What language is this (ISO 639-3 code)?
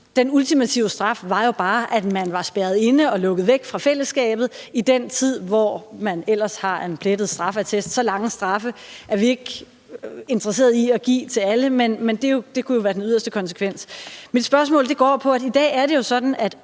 dan